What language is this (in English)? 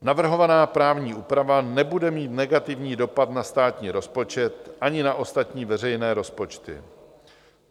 Czech